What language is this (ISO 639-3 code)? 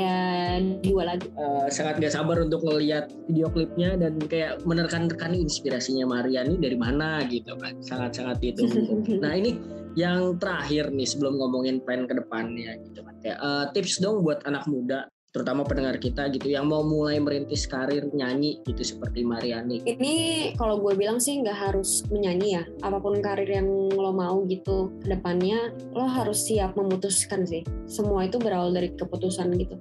ind